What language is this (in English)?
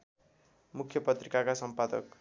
Nepali